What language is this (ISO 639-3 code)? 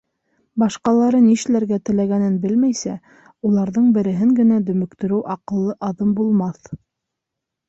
bak